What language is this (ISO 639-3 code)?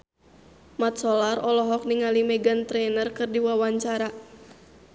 sun